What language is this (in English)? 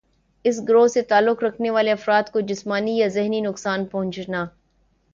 Urdu